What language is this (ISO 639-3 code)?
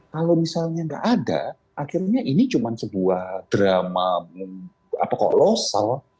ind